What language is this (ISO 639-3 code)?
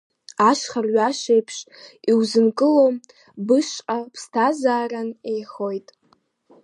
abk